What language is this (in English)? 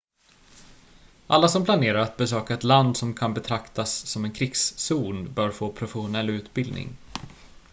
Swedish